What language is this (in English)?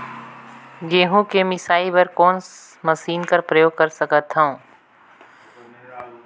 Chhattisgarhi